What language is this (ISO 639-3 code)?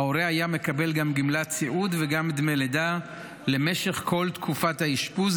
heb